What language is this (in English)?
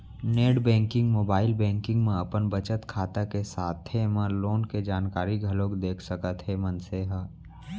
Chhattisgarhi